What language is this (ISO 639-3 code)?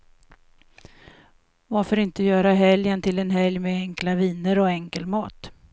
swe